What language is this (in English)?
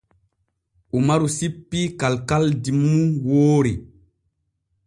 Borgu Fulfulde